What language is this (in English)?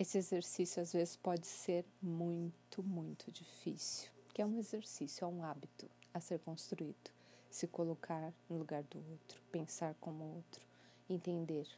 Portuguese